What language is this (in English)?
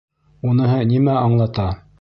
Bashkir